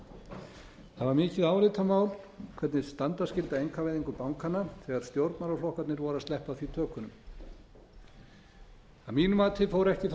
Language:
Icelandic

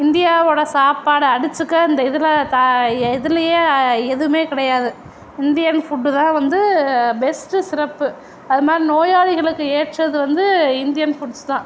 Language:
Tamil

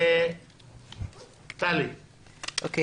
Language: Hebrew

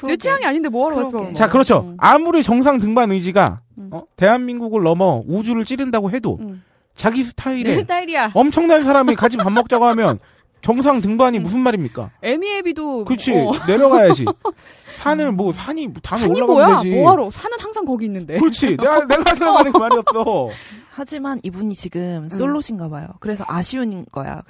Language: Korean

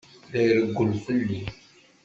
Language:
Kabyle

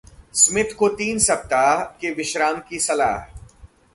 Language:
Hindi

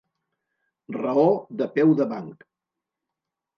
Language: Catalan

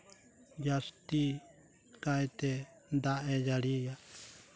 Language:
Santali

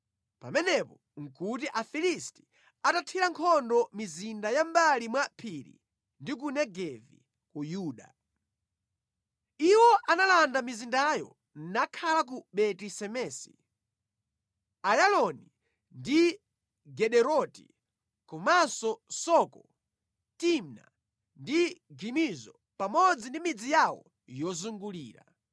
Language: Nyanja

